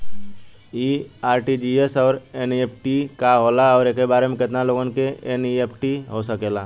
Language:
Bhojpuri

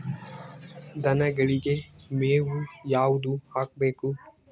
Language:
Kannada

